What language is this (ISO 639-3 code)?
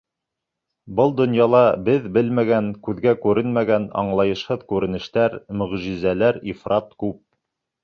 bak